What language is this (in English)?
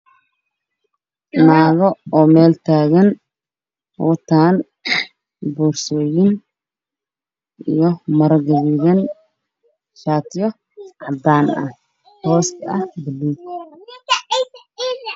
Somali